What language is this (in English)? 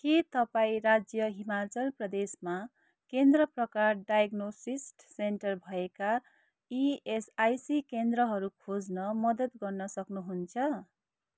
Nepali